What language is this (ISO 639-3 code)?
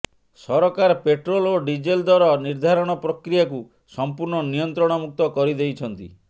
ori